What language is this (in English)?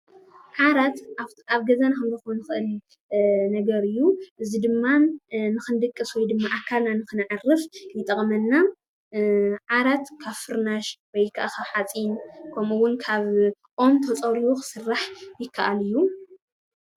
Tigrinya